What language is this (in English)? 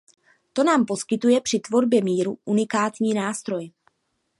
Czech